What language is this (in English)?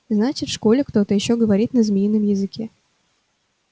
Russian